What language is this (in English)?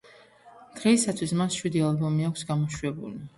Georgian